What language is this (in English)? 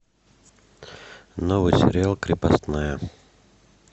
Russian